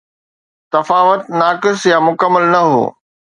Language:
Sindhi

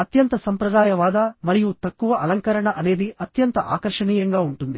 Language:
Telugu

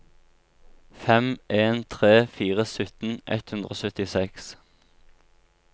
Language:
Norwegian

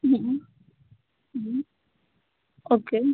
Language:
Gujarati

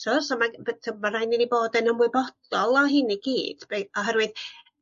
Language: Welsh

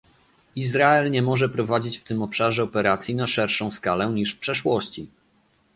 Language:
Polish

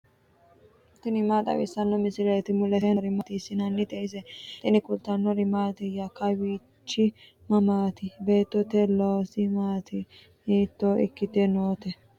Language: Sidamo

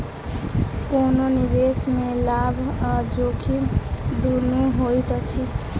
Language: Maithili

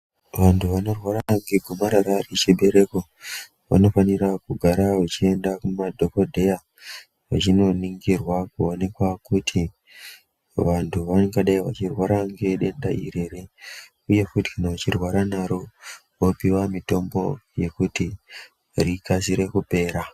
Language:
Ndau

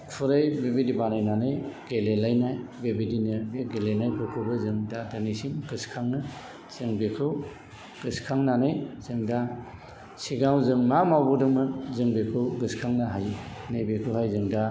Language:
Bodo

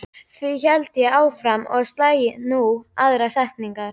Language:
Icelandic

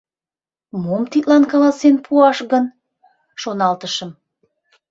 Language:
Mari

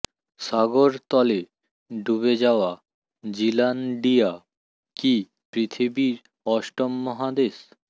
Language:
Bangla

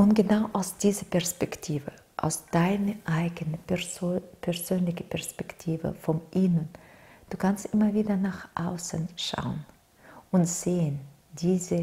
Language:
German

